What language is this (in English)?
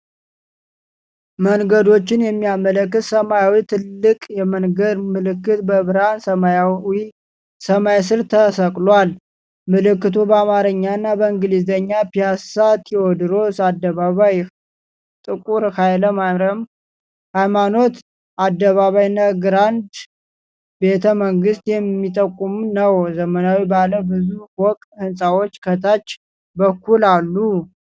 Amharic